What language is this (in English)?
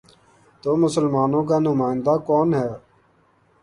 Urdu